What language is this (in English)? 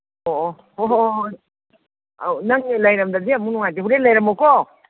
Manipuri